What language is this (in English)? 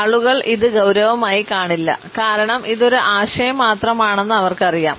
Malayalam